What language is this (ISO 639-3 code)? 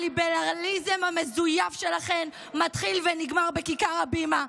heb